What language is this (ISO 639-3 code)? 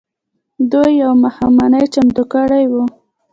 pus